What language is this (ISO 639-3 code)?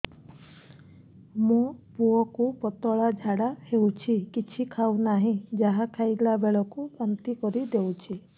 ori